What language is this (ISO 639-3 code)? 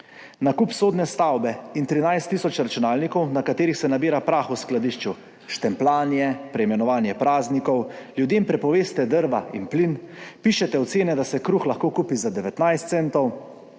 slv